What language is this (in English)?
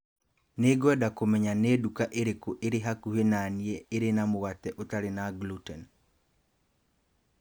Kikuyu